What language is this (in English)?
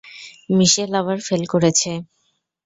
Bangla